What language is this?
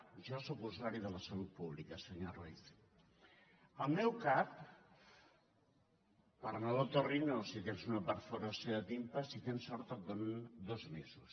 Catalan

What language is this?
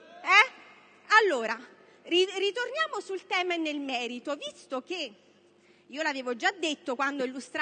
Italian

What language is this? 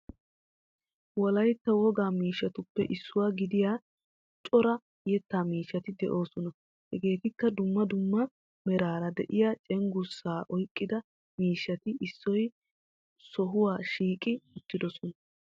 Wolaytta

